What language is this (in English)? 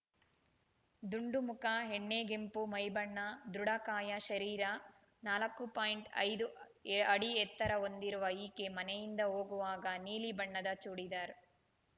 Kannada